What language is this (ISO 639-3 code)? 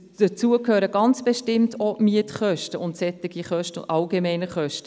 gsw